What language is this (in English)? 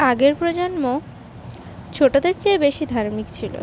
Bangla